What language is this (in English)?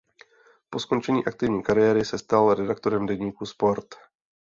Czech